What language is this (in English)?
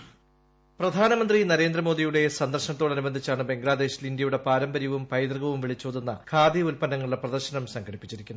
Malayalam